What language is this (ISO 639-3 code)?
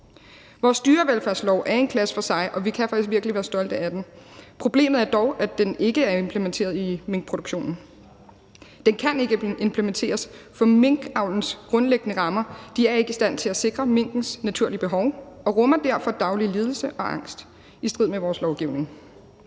dan